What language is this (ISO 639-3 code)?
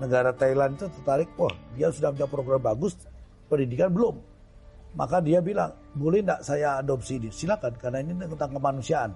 ind